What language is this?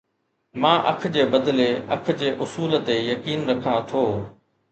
Sindhi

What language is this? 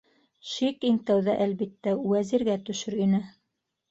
Bashkir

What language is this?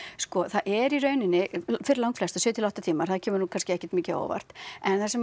Icelandic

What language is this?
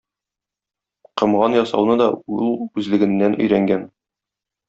Tatar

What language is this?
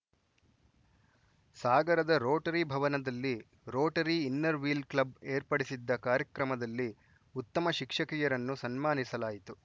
Kannada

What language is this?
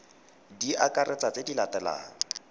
Tswana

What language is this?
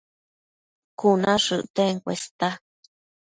Matsés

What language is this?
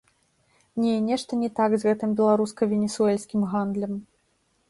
Belarusian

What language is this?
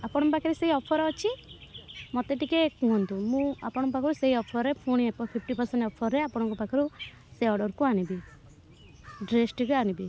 Odia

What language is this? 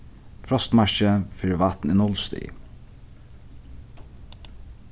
Faroese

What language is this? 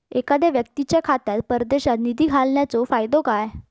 Marathi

